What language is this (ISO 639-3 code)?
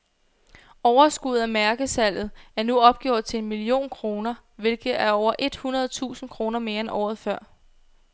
dan